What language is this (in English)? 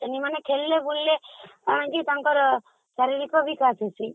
Odia